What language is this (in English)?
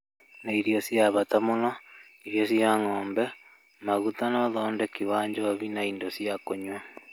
Kikuyu